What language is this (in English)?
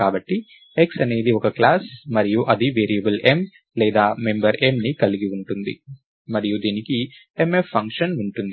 Telugu